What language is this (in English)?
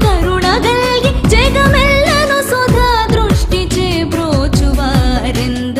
Hindi